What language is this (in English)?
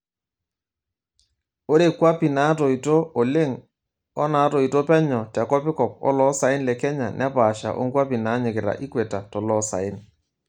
Masai